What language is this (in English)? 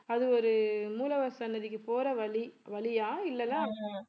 Tamil